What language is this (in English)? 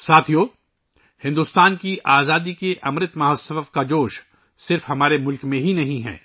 Urdu